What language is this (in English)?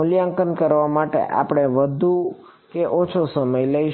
Gujarati